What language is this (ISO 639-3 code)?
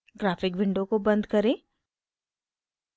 hin